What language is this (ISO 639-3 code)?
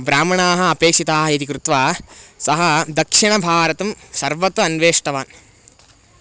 san